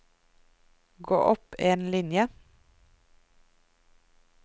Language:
Norwegian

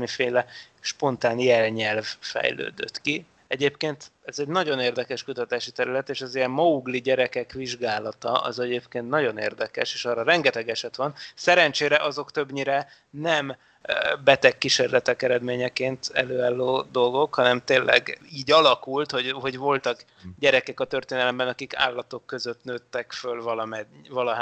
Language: Hungarian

